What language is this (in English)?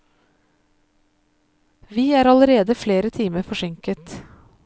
Norwegian